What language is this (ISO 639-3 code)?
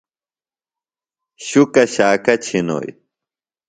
phl